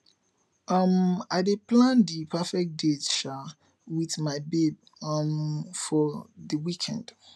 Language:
Nigerian Pidgin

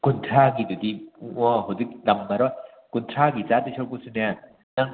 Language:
Manipuri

